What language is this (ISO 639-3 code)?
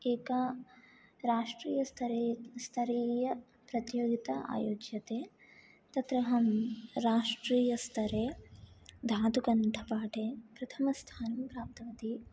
san